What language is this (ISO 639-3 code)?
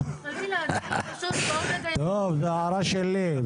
heb